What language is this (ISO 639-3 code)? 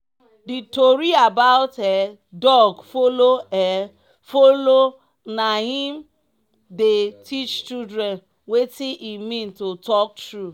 pcm